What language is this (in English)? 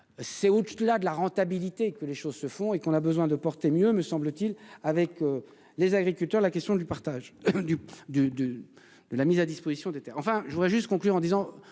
French